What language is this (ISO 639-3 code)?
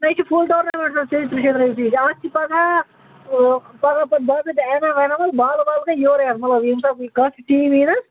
kas